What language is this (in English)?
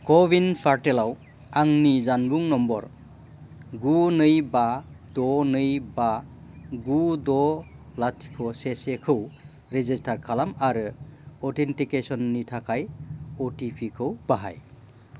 Bodo